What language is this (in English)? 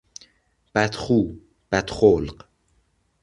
Persian